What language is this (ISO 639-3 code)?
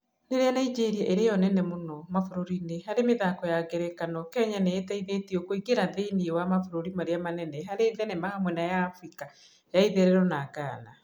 kik